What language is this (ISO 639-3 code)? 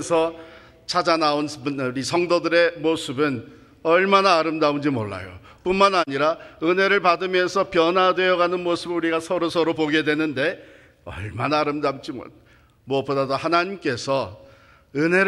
kor